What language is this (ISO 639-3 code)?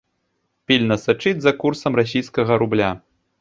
bel